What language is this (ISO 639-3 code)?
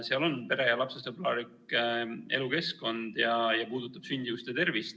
est